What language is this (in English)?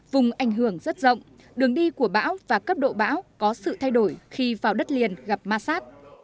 Vietnamese